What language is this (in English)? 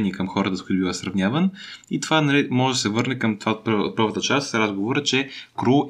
Bulgarian